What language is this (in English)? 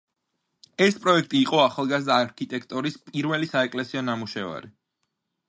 Georgian